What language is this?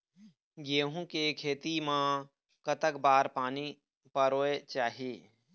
Chhattisgarhi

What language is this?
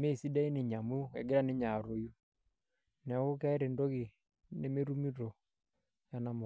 Masai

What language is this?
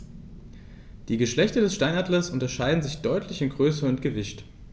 German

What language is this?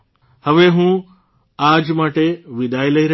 Gujarati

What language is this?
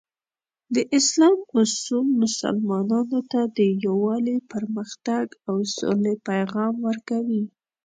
Pashto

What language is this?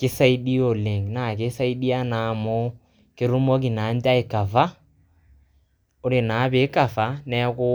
Masai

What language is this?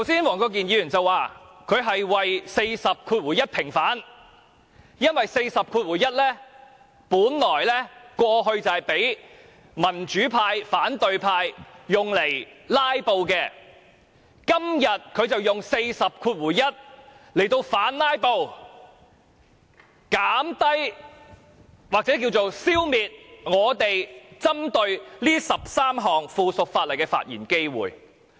Cantonese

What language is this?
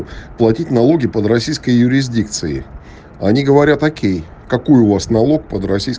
Russian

